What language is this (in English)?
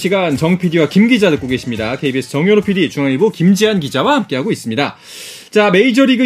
Korean